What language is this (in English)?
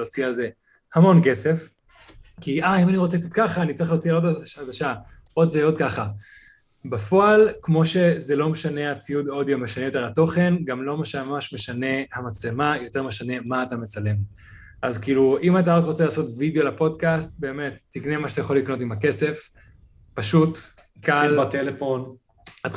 Hebrew